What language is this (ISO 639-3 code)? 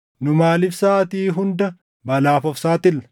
orm